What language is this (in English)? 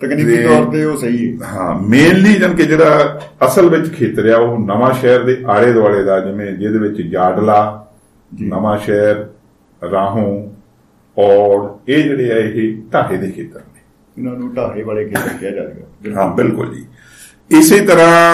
Punjabi